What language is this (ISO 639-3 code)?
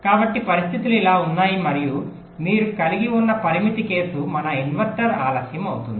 tel